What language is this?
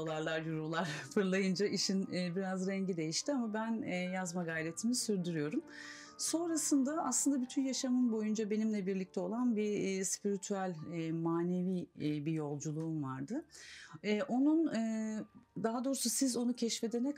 Turkish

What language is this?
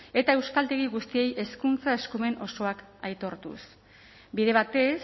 Basque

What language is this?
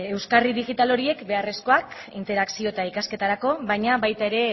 Basque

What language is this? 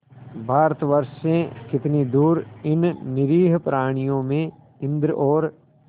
Hindi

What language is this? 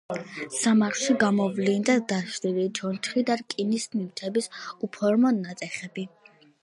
Georgian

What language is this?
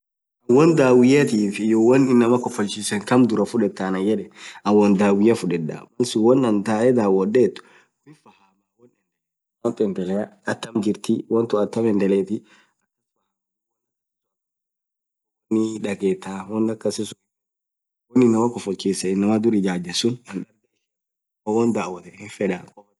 Orma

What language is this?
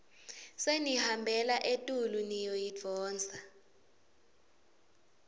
Swati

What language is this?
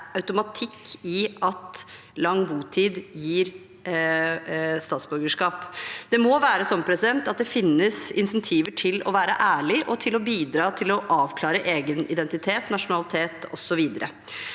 Norwegian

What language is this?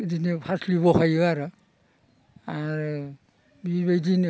Bodo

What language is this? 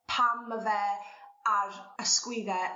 Welsh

